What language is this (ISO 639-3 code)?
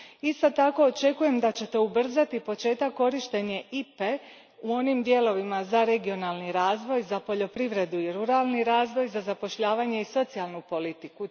hrv